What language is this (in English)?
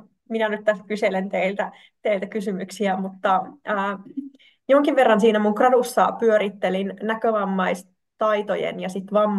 Finnish